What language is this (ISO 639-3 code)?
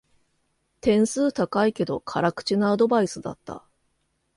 jpn